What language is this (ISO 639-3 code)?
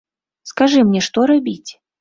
bel